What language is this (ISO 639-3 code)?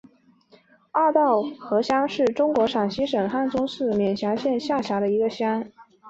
zho